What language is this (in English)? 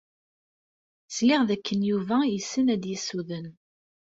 Kabyle